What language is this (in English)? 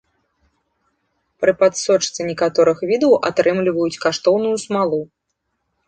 Belarusian